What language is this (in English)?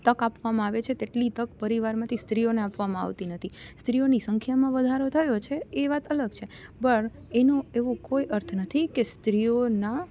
Gujarati